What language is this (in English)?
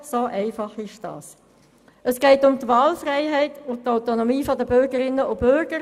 Swiss German